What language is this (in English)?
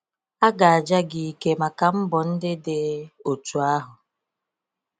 Igbo